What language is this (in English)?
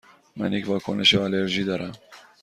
Persian